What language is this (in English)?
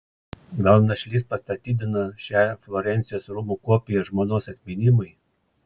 Lithuanian